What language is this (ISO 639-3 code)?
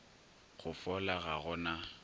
nso